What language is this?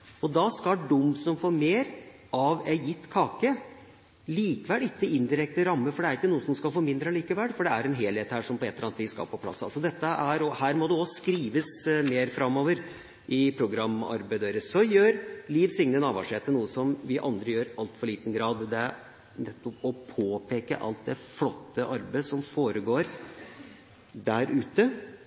Norwegian Bokmål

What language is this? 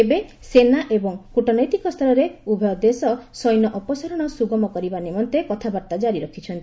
Odia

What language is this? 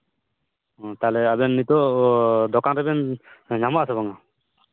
Santali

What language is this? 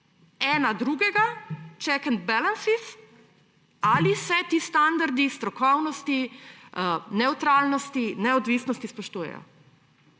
Slovenian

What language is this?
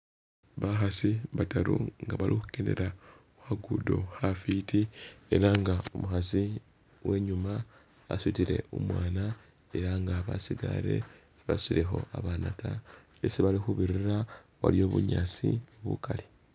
Masaaba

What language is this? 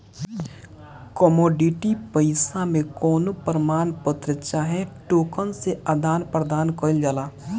Bhojpuri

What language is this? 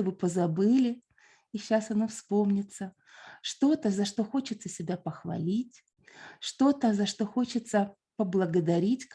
Russian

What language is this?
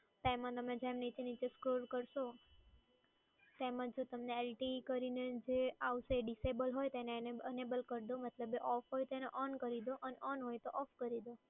Gujarati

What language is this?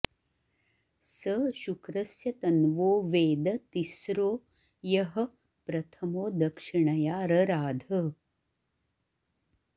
Sanskrit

